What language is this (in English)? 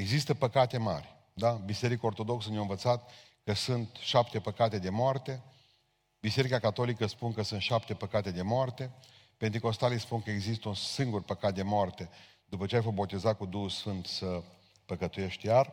Romanian